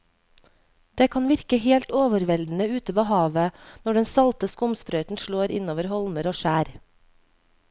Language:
Norwegian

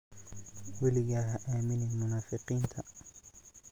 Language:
Somali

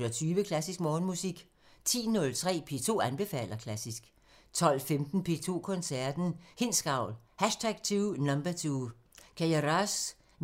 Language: Danish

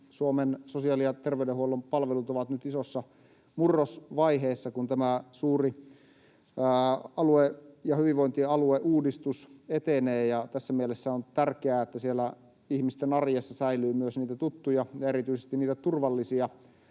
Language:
Finnish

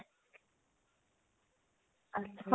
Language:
Punjabi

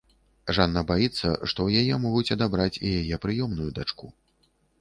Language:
Belarusian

